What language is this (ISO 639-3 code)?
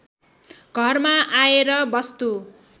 nep